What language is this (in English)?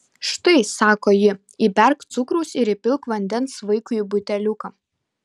Lithuanian